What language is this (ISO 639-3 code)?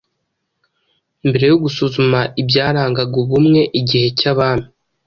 kin